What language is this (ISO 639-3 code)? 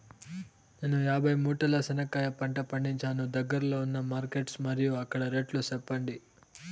tel